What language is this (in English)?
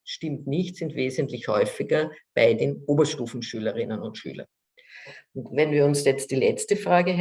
German